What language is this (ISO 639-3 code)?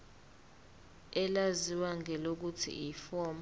zul